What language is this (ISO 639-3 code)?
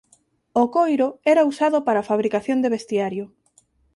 glg